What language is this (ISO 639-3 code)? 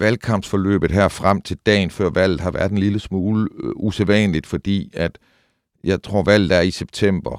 dan